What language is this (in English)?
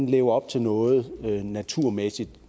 Danish